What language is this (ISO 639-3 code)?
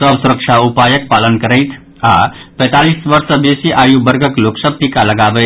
mai